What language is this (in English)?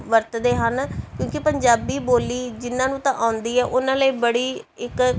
Punjabi